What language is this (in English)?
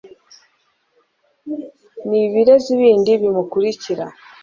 Kinyarwanda